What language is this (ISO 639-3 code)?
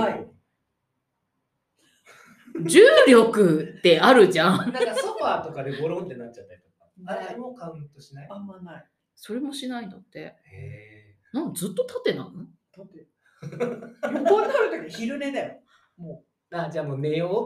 jpn